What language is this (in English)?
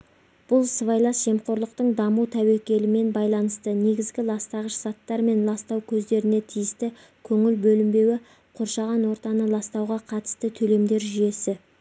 Kazakh